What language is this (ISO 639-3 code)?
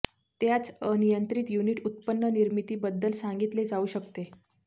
mar